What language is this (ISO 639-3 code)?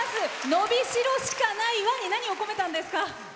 jpn